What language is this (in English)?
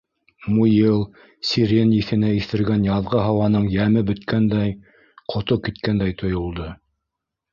Bashkir